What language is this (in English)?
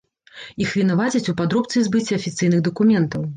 Belarusian